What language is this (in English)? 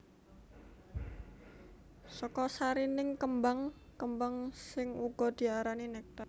Javanese